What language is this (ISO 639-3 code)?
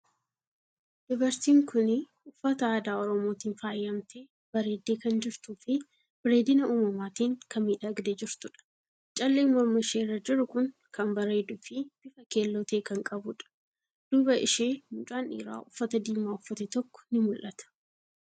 orm